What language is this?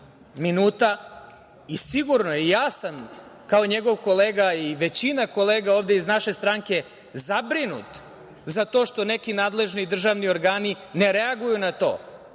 Serbian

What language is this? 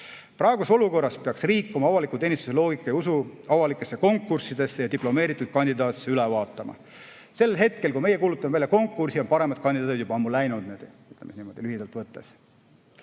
Estonian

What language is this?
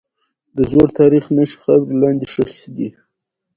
Pashto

